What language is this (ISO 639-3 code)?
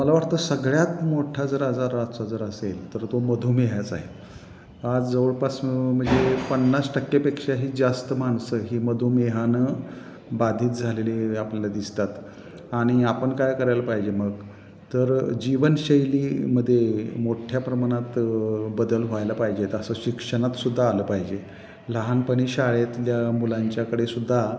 mar